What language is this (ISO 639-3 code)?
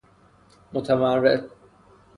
fas